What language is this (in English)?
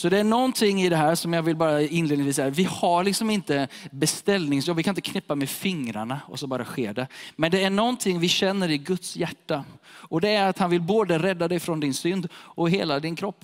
Swedish